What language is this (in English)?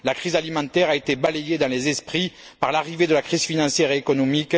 French